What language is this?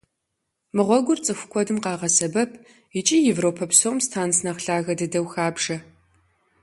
Kabardian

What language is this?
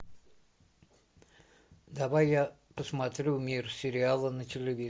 Russian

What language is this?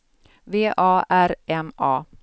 Swedish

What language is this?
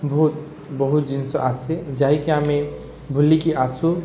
Odia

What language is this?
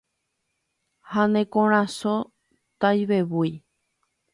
Guarani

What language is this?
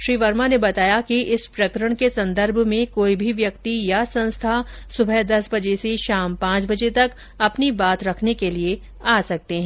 Hindi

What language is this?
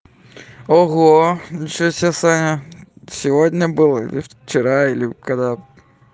Russian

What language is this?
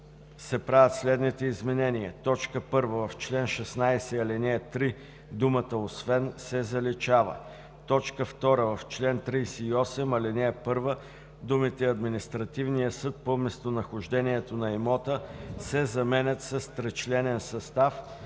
Bulgarian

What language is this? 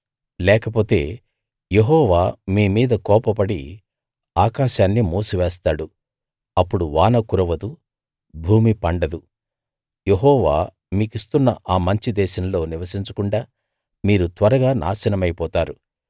Telugu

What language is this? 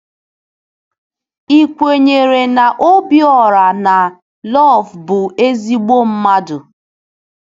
Igbo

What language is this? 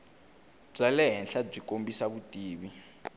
Tsonga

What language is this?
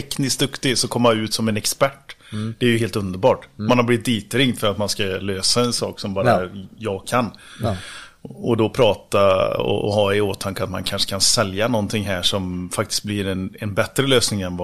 Swedish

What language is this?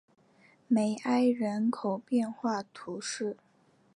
Chinese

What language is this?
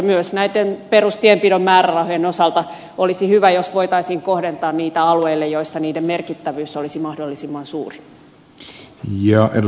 Finnish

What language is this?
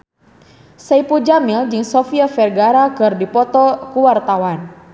Sundanese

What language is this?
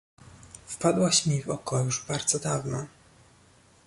Polish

